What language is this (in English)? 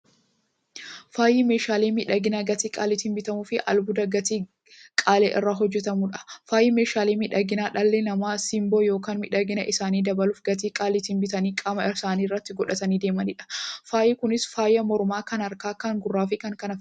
Oromo